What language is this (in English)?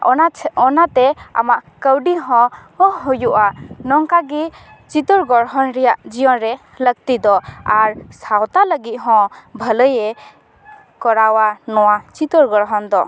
Santali